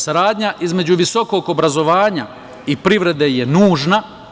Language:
Serbian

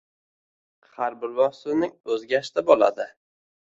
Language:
Uzbek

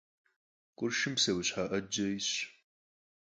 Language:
Kabardian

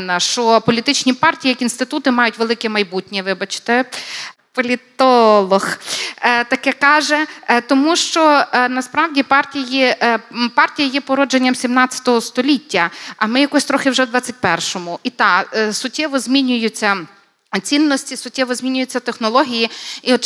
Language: Ukrainian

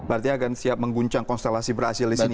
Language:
Indonesian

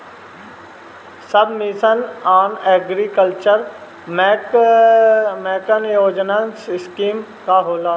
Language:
Bhojpuri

